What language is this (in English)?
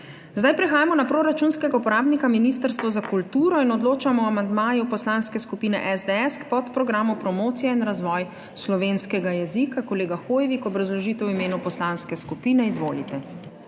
Slovenian